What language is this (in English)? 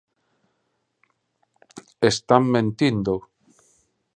Galician